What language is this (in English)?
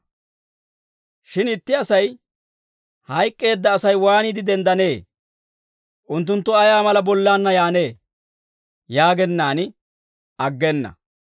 Dawro